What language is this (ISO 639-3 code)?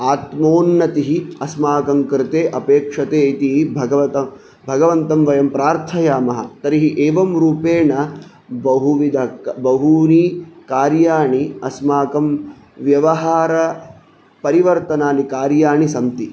san